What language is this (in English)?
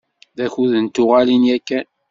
Kabyle